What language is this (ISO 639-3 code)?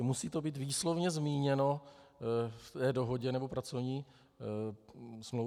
ces